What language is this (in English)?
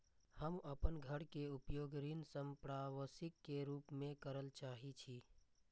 Maithili